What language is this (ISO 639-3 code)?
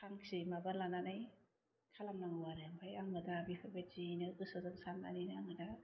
brx